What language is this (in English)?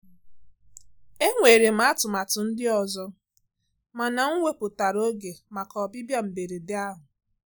Igbo